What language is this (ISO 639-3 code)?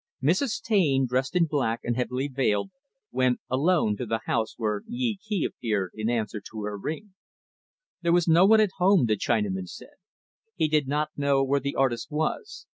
eng